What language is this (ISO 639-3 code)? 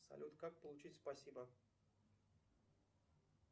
rus